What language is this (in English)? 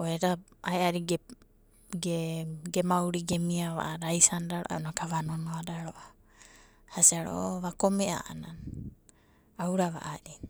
Abadi